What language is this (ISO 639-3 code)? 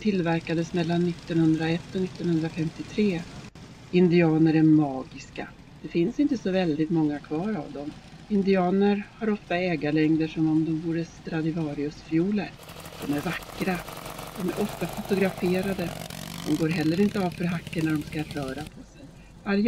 swe